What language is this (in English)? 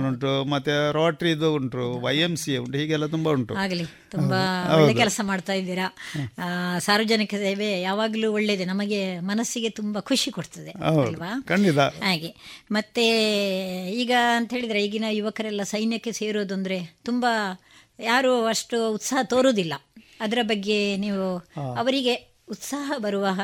Kannada